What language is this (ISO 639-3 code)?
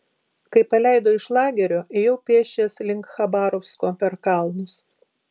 lit